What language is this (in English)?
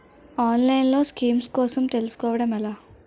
Telugu